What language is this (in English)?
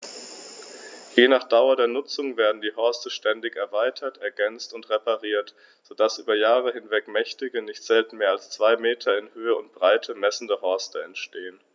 German